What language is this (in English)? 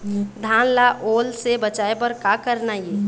Chhattisgarhi